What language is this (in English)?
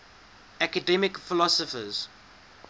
English